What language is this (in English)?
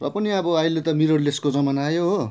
Nepali